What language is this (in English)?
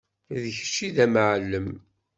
Kabyle